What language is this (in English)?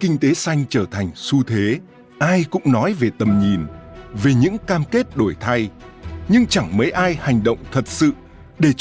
Vietnamese